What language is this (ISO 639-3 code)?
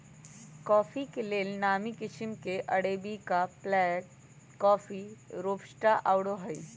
mag